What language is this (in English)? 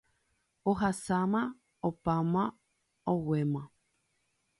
Guarani